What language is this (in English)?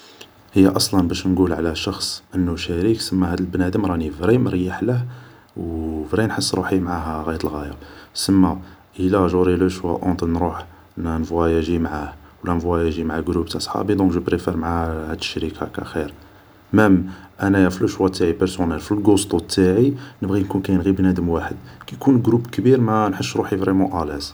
Algerian Arabic